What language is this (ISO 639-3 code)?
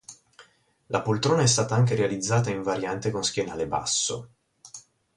ita